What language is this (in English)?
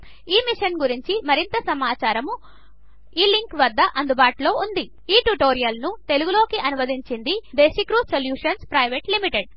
Telugu